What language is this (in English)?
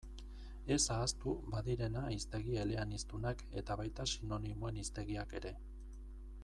Basque